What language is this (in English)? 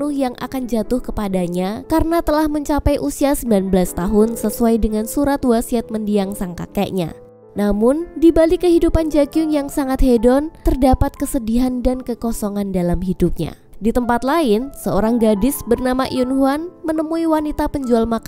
Indonesian